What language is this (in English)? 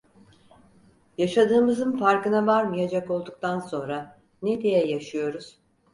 Turkish